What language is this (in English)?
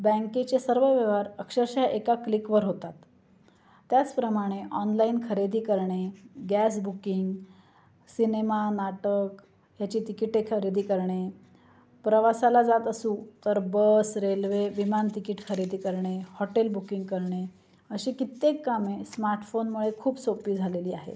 Marathi